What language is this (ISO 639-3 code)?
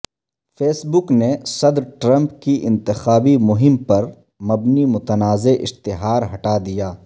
urd